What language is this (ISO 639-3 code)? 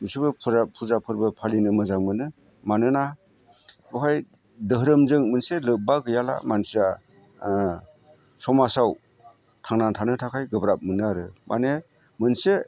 brx